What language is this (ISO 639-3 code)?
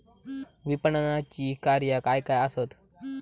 mar